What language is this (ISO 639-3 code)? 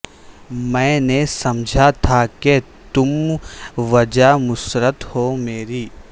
urd